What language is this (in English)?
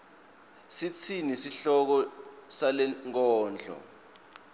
Swati